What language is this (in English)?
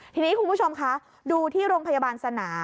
Thai